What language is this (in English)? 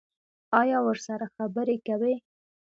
Pashto